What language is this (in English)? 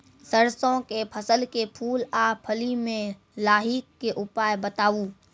Maithili